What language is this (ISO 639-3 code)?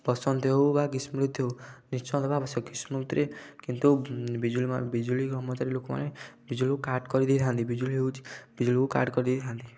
ori